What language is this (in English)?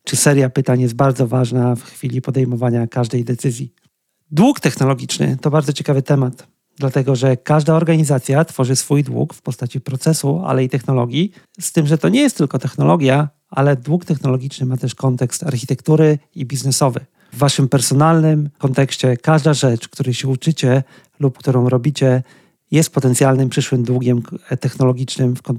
Polish